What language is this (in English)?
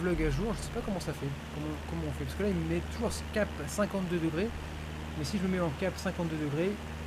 French